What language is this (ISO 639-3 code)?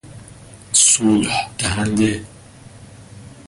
fas